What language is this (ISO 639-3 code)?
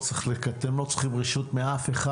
heb